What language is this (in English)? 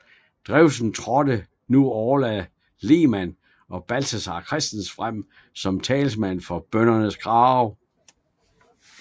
Danish